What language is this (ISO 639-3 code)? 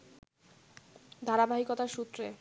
ben